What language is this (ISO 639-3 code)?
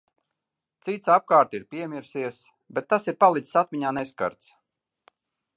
lav